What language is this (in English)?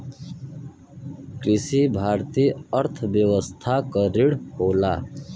Bhojpuri